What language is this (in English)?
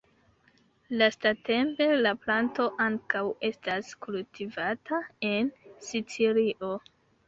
Esperanto